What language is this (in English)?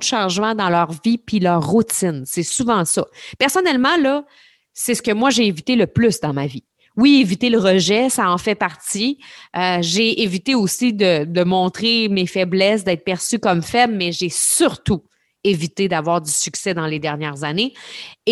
French